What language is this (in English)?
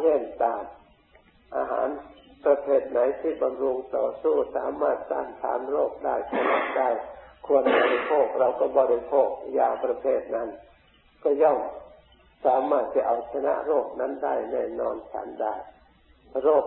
Thai